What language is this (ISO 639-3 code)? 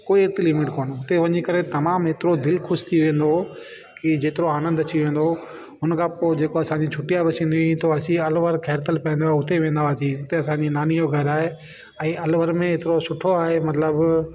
snd